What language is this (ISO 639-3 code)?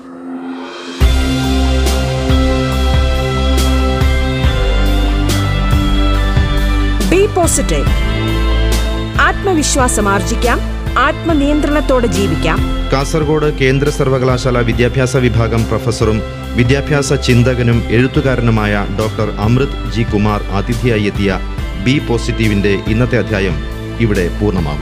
mal